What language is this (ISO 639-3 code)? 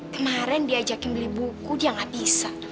ind